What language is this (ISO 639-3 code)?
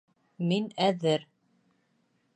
bak